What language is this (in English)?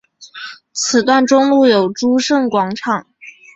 Chinese